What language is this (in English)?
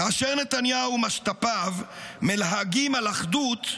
Hebrew